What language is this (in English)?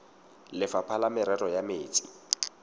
Tswana